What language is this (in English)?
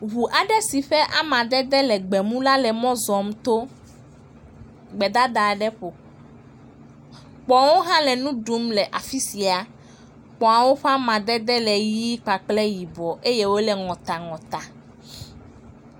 Ewe